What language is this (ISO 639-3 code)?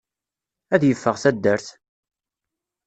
kab